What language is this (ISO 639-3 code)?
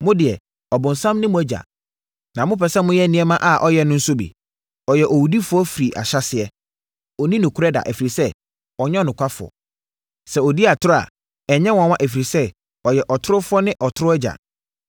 aka